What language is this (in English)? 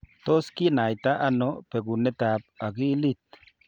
Kalenjin